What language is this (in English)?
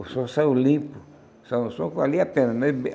Portuguese